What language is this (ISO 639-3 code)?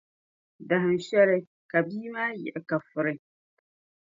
dag